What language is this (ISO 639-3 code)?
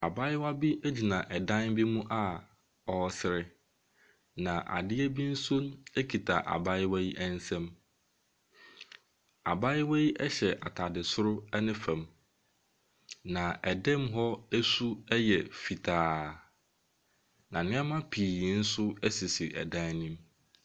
aka